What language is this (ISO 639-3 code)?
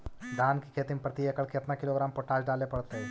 mag